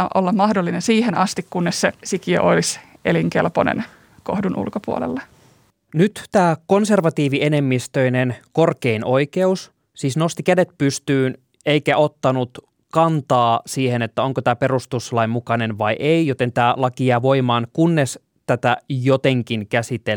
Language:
Finnish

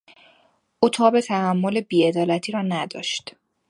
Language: Persian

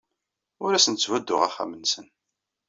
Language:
Kabyle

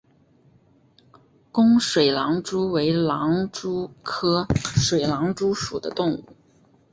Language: Chinese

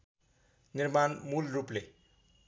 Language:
Nepali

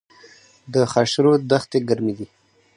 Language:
Pashto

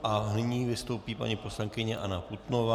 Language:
Czech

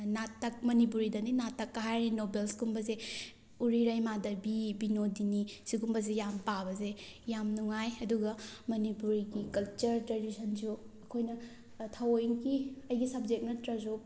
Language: Manipuri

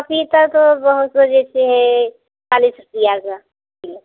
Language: Hindi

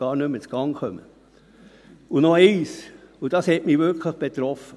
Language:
Swiss German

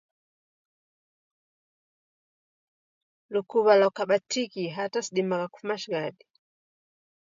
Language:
Taita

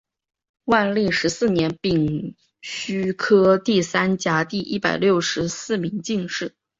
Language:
Chinese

